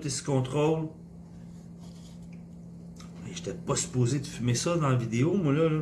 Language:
French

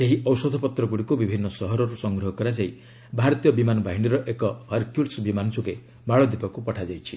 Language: Odia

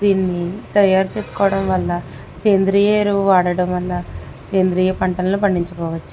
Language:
Telugu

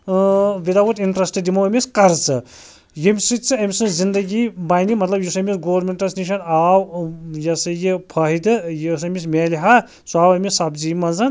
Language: Kashmiri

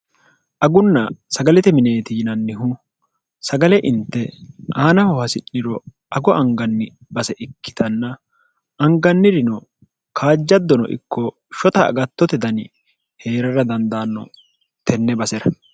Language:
Sidamo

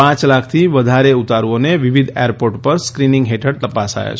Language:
Gujarati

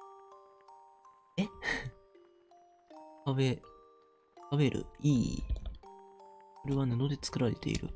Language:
Japanese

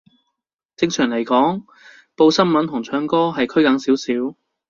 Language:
Cantonese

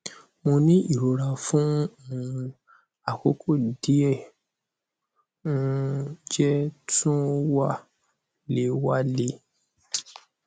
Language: Yoruba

